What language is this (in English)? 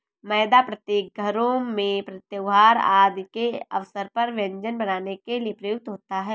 Hindi